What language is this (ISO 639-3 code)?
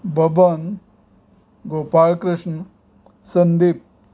kok